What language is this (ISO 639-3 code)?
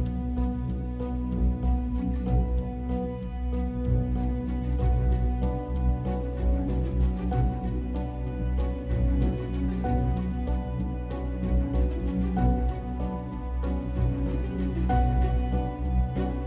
ind